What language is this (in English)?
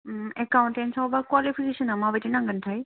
Bodo